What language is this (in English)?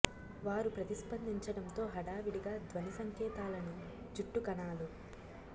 Telugu